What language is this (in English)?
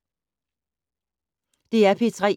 Danish